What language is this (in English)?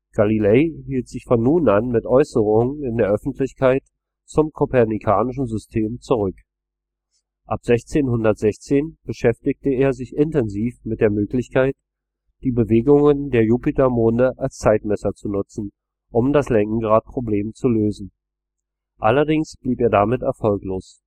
German